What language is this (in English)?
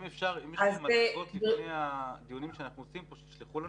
Hebrew